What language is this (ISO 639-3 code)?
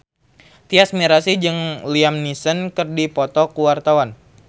sun